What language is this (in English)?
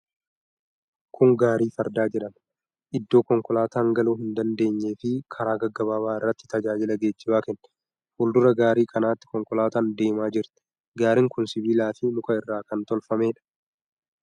Oromo